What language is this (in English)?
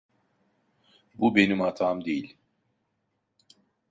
Turkish